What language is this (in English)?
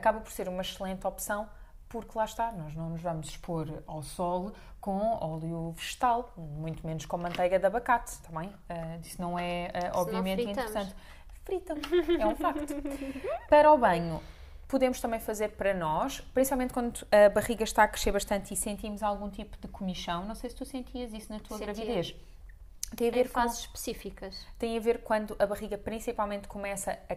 Portuguese